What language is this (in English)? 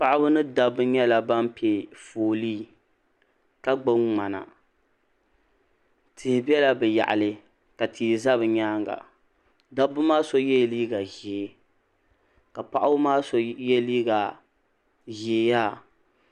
Dagbani